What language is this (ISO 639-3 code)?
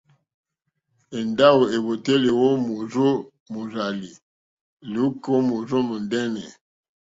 bri